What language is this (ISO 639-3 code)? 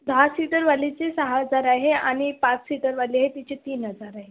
mar